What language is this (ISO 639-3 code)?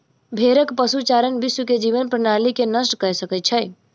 mai